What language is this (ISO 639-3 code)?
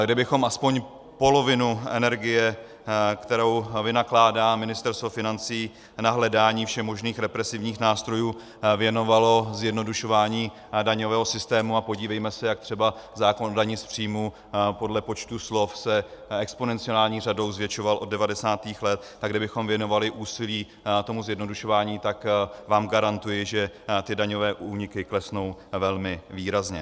ces